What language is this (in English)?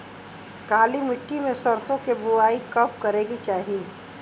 Bhojpuri